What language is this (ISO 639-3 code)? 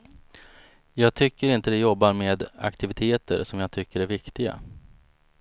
swe